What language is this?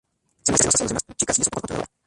Spanish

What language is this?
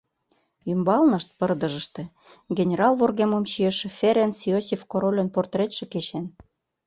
Mari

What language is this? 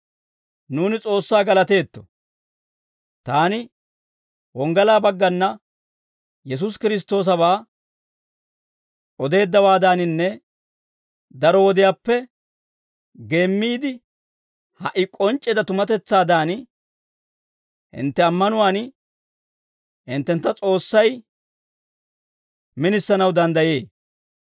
Dawro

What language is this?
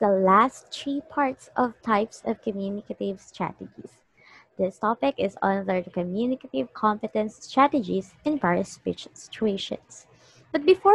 English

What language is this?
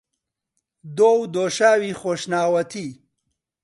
Central Kurdish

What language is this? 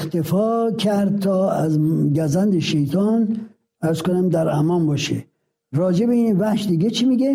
Persian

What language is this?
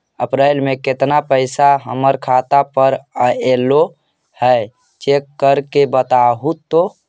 Magahi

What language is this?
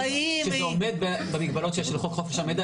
Hebrew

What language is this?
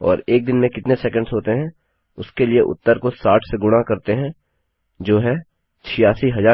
Hindi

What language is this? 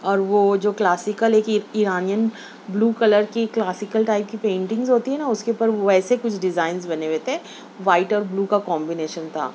Urdu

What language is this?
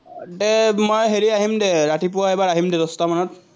Assamese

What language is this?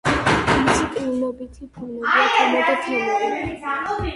Georgian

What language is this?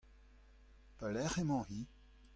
Breton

